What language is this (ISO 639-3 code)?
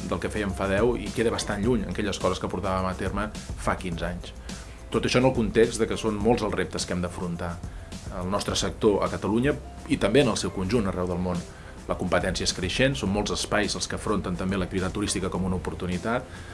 cat